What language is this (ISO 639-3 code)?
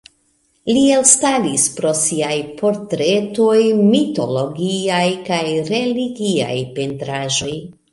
epo